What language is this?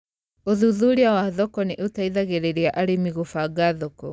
Kikuyu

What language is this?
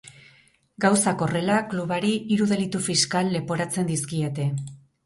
Basque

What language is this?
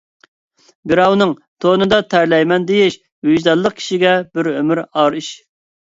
Uyghur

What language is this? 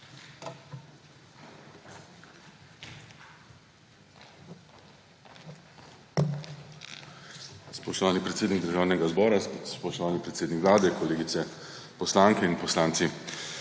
Slovenian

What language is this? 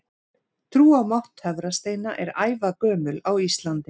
Icelandic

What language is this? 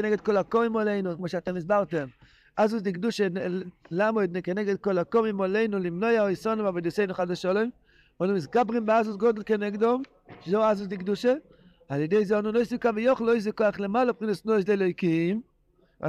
Hebrew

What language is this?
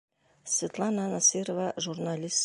Bashkir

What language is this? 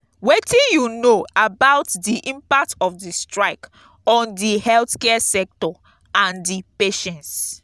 Nigerian Pidgin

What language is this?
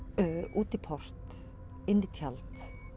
Icelandic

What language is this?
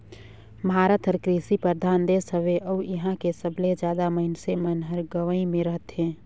Chhattisgarhi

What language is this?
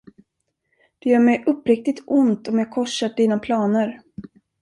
Swedish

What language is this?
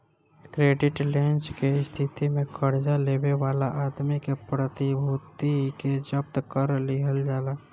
Bhojpuri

